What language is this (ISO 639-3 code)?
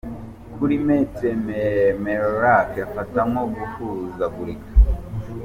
kin